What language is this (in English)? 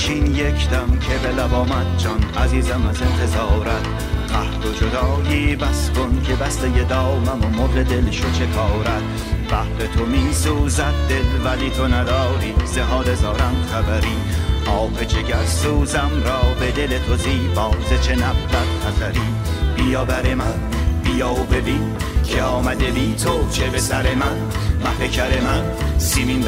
Persian